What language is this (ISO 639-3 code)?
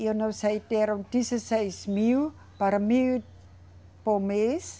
por